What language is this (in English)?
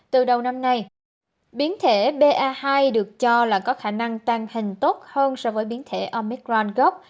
Vietnamese